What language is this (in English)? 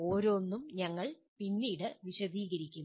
Malayalam